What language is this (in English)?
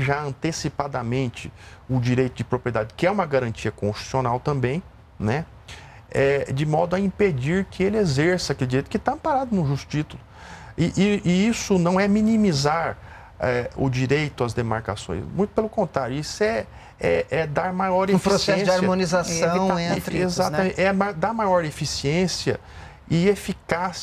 Portuguese